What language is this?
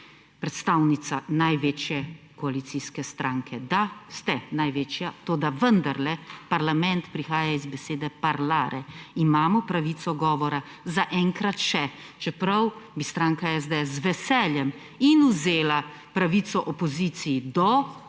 Slovenian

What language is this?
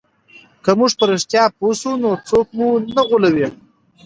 Pashto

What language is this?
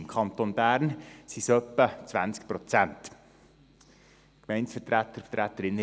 Swiss German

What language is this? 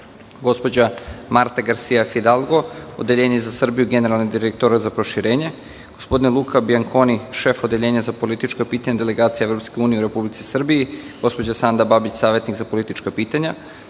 Serbian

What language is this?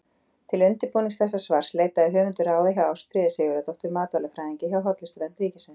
Icelandic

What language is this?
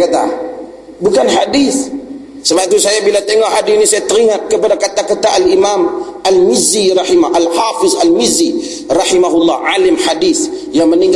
Malay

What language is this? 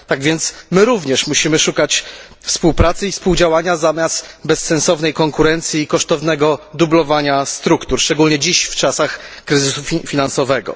Polish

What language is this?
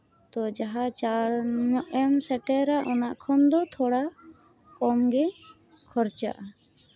Santali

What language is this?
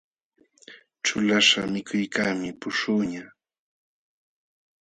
Jauja Wanca Quechua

